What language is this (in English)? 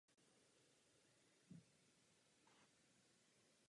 Czech